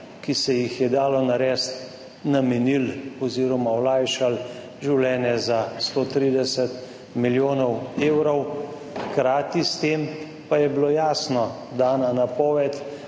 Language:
Slovenian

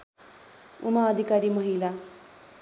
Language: Nepali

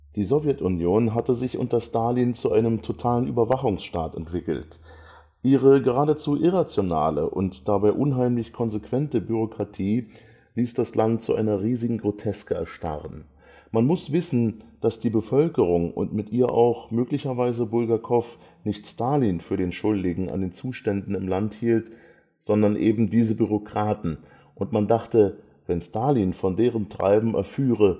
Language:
German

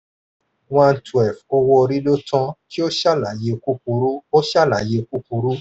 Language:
Yoruba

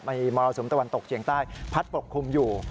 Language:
Thai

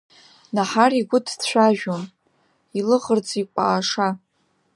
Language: Abkhazian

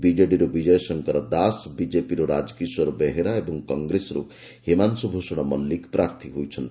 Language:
Odia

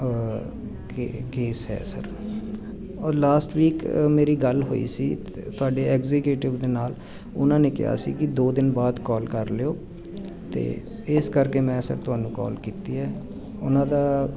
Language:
Punjabi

